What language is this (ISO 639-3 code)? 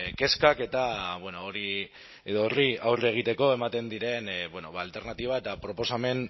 eus